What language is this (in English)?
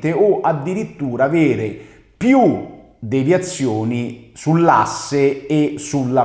Italian